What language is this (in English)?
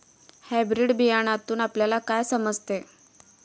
Marathi